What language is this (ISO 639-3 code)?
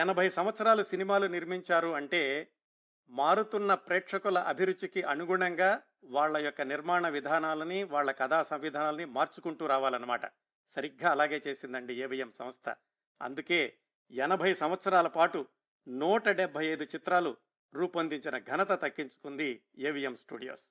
tel